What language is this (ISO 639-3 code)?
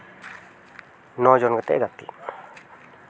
sat